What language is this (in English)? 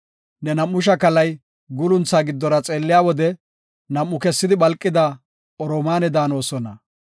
Gofa